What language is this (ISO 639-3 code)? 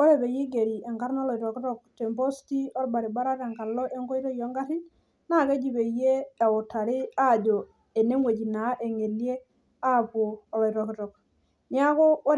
mas